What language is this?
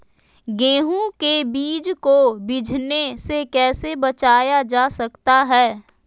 Magahi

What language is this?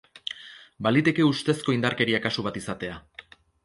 Basque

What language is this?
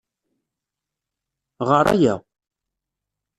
Kabyle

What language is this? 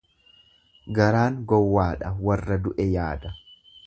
Oromo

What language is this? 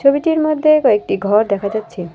Bangla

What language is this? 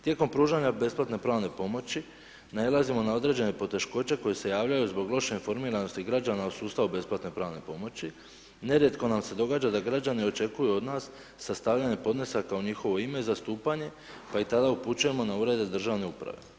Croatian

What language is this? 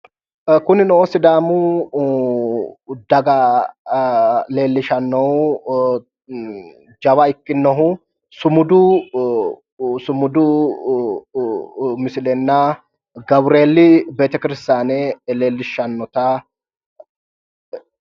Sidamo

